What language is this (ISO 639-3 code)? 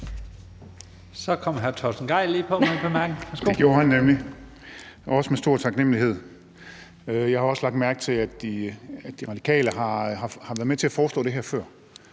dan